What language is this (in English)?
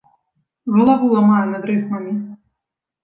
Belarusian